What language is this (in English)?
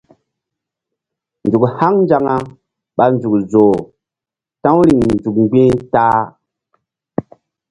Mbum